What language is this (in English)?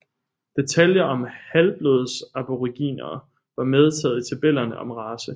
Danish